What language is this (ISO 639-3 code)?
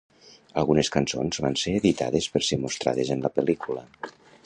cat